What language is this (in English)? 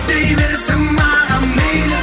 Kazakh